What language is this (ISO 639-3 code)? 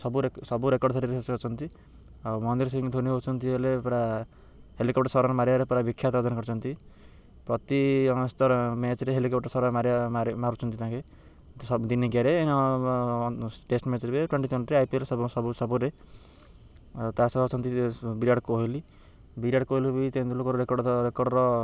ori